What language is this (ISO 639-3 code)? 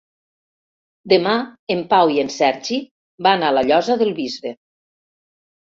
cat